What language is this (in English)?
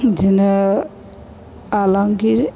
Bodo